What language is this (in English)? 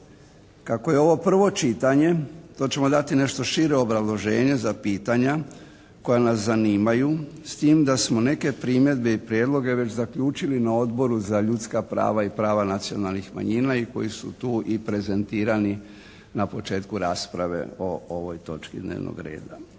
Croatian